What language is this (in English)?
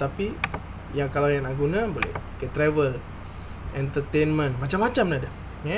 Malay